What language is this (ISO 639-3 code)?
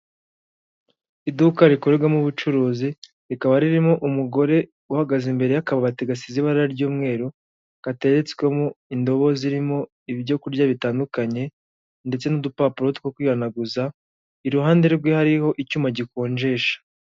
kin